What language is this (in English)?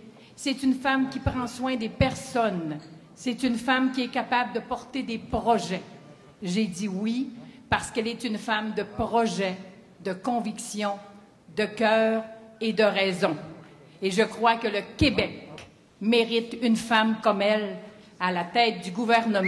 French